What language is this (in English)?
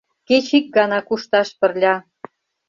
Mari